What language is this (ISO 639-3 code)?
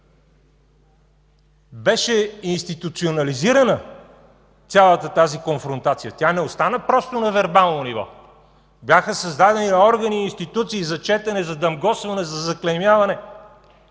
bul